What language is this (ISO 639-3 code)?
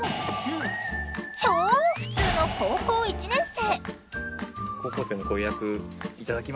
jpn